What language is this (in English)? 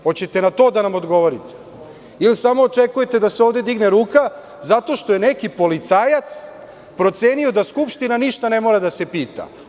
Serbian